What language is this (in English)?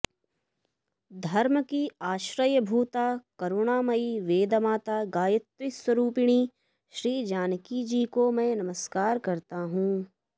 Sanskrit